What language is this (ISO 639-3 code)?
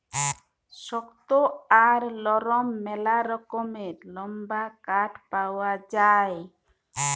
ben